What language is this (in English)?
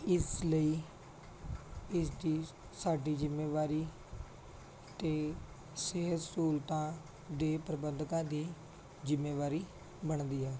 Punjabi